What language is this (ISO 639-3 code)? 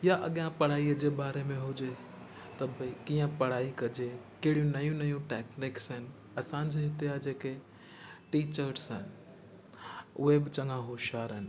snd